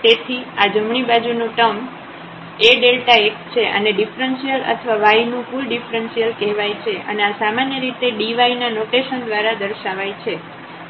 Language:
Gujarati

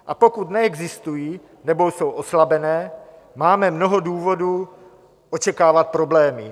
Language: Czech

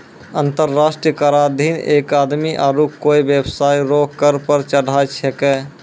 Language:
Maithili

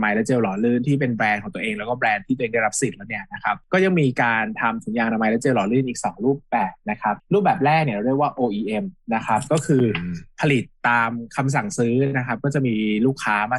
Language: Thai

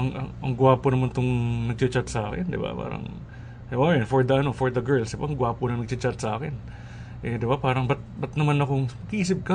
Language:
Filipino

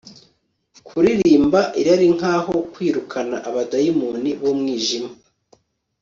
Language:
Kinyarwanda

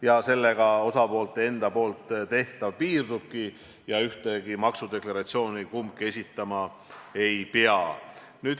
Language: Estonian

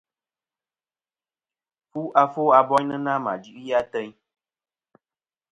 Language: Kom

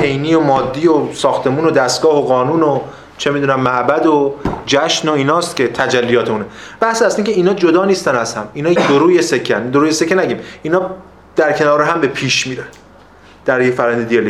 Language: Persian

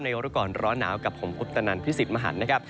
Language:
Thai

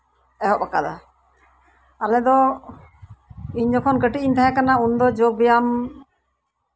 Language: Santali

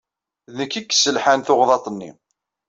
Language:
Kabyle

